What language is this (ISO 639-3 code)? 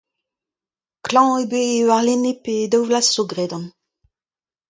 bre